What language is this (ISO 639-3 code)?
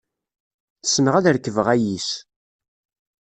kab